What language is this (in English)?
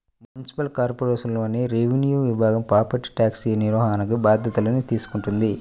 Telugu